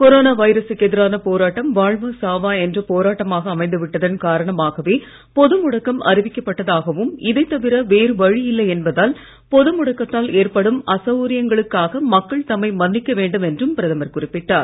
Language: Tamil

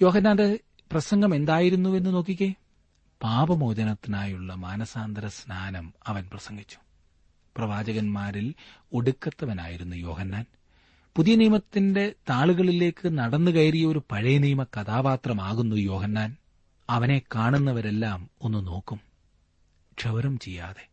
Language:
Malayalam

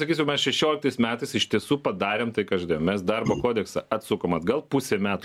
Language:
Lithuanian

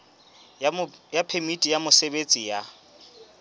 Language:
Southern Sotho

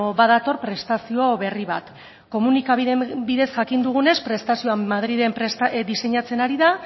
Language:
Basque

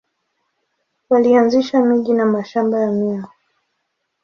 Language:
Swahili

